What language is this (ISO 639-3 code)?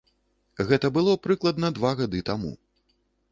bel